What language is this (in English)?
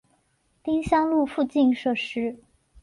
Chinese